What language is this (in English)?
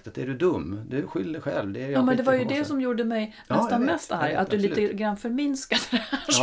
Swedish